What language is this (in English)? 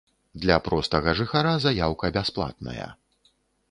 Belarusian